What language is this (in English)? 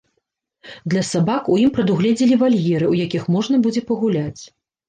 Belarusian